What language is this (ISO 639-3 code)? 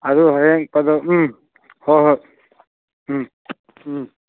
mni